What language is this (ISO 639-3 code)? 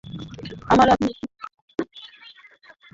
ben